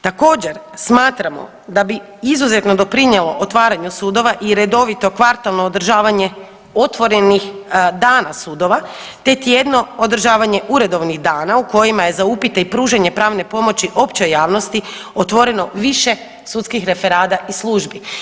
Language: Croatian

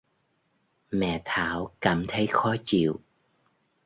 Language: Vietnamese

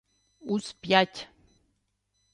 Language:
Ukrainian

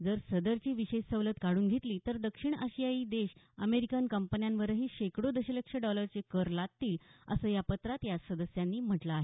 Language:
Marathi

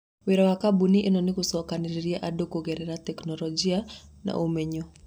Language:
Kikuyu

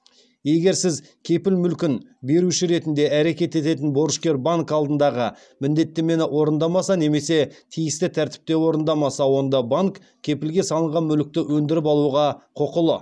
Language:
Kazakh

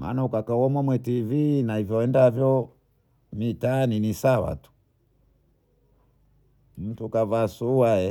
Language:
Bondei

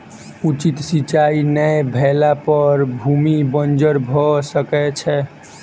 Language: Maithili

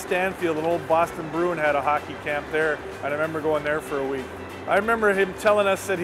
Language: English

